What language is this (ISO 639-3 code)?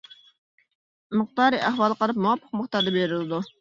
uig